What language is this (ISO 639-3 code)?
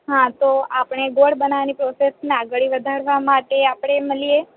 guj